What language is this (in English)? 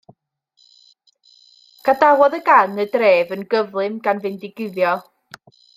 Welsh